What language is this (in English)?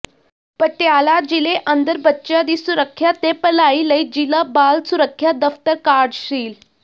Punjabi